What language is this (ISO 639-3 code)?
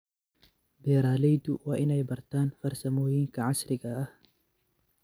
som